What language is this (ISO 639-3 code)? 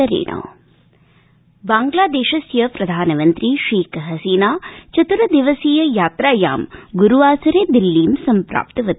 san